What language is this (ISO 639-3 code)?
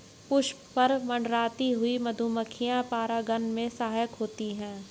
hin